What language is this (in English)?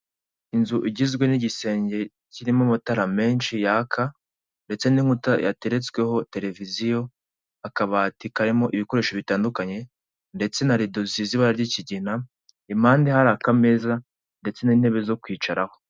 Kinyarwanda